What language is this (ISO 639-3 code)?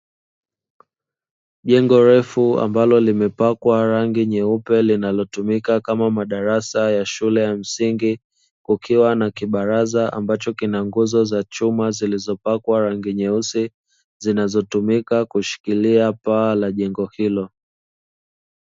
swa